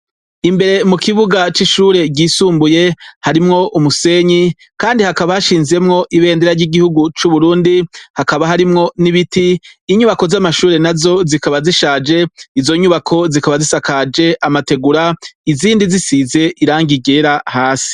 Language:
Rundi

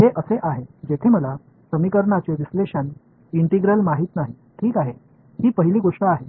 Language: Marathi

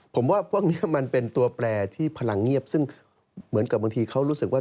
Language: Thai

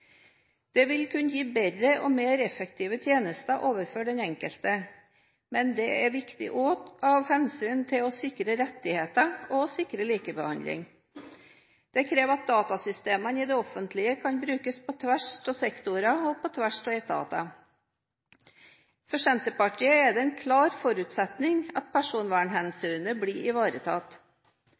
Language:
Norwegian Bokmål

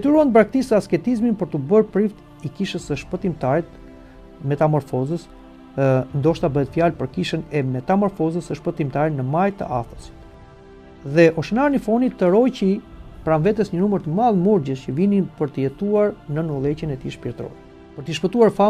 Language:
Romanian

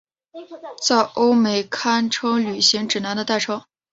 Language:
Chinese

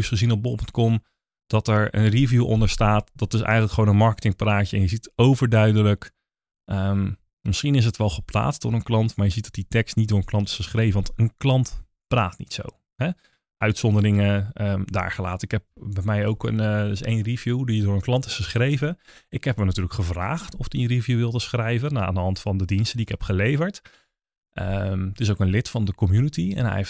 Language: Dutch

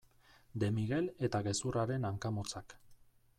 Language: Basque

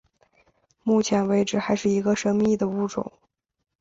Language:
Chinese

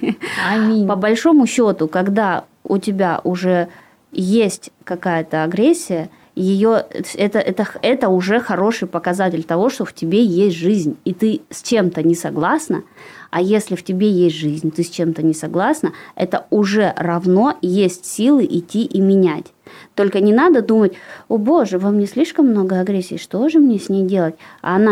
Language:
Russian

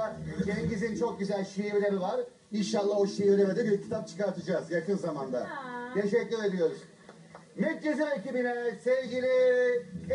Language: Turkish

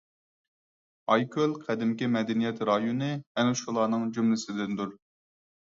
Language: Uyghur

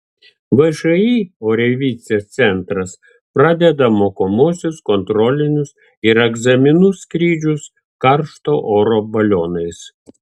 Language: Lithuanian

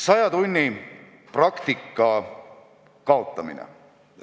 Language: Estonian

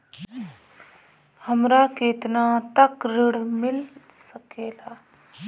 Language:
Bhojpuri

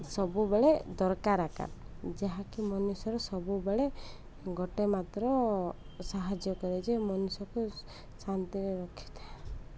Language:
Odia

